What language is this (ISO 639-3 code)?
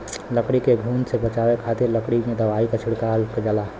bho